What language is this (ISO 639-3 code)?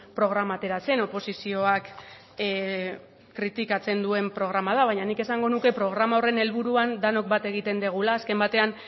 eus